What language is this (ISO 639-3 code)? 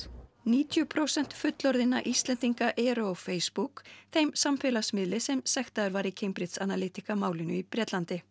isl